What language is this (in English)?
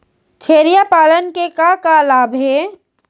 Chhattisgarhi